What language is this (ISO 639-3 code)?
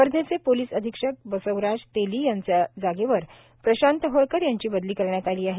mar